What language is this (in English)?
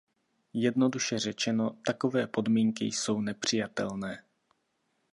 Czech